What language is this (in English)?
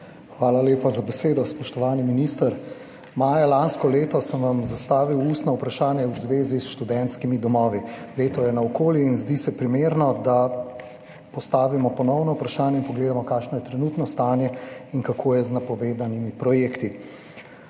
Slovenian